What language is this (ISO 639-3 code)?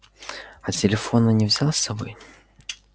rus